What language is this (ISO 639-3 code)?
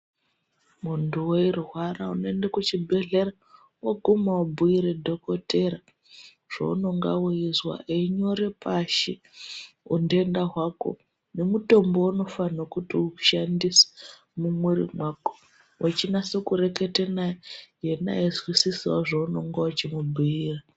ndc